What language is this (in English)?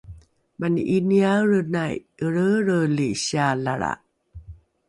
Rukai